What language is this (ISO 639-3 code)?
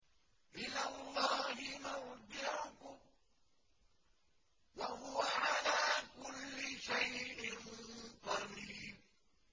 ara